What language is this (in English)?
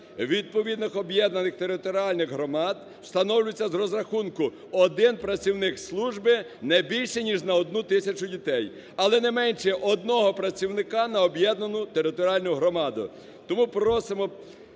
Ukrainian